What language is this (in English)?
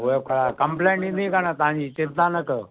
Sindhi